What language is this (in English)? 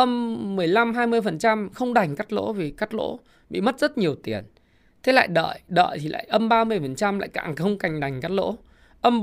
Vietnamese